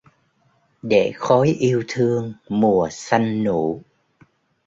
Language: Vietnamese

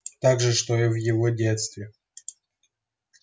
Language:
Russian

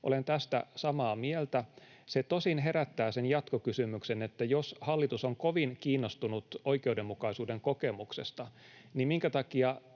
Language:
Finnish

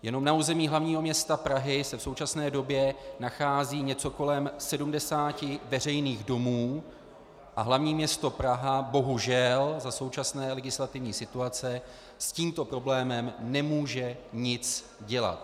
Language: Czech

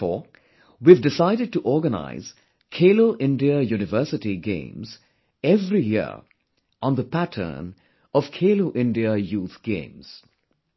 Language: English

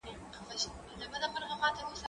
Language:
Pashto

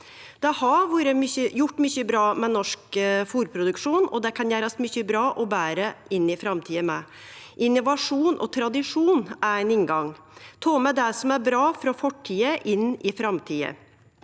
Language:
Norwegian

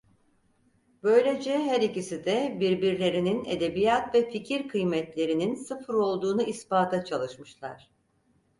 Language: Turkish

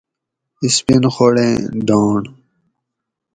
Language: Gawri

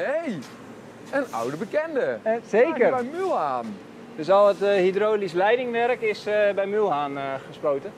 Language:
Dutch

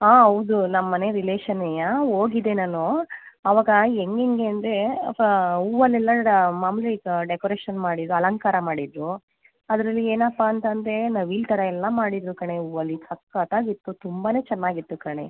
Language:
Kannada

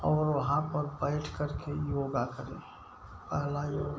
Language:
Hindi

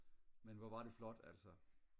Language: Danish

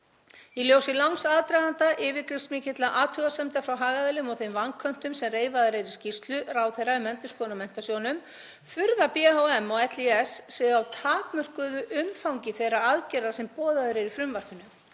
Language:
Icelandic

